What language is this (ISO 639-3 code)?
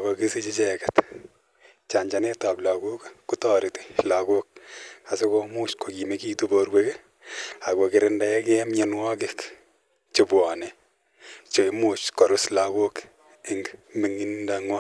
kln